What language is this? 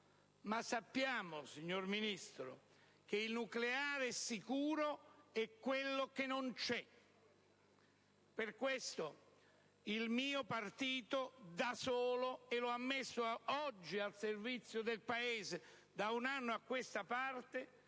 Italian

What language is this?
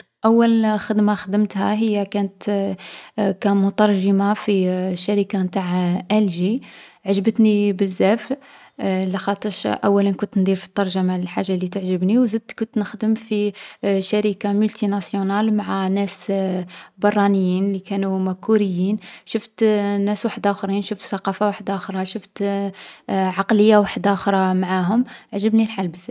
Algerian Arabic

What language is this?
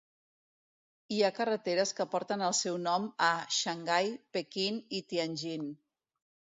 Catalan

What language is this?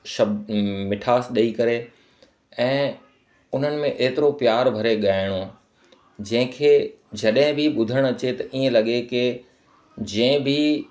Sindhi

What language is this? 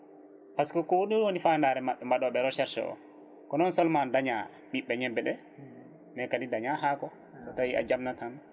Fula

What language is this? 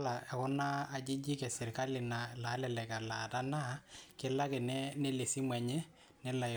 Masai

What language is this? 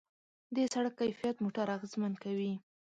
Pashto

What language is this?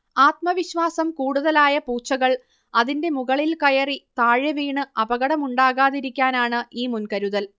Malayalam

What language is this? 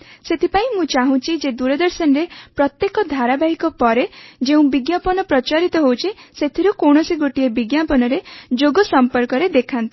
Odia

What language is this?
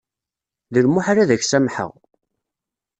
Kabyle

